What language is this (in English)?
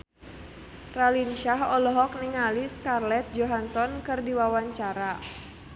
Sundanese